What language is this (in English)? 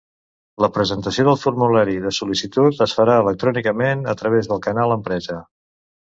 Catalan